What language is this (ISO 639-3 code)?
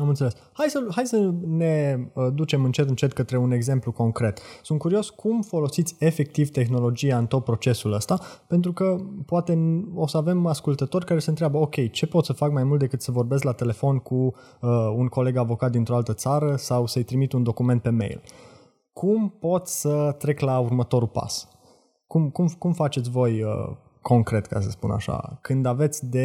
ron